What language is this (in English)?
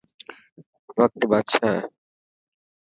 Dhatki